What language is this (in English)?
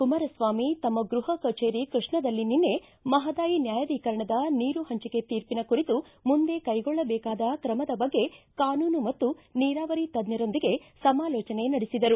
Kannada